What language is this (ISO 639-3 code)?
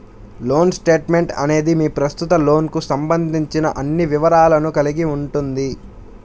tel